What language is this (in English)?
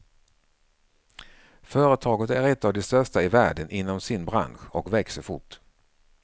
Swedish